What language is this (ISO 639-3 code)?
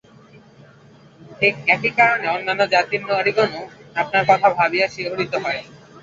ben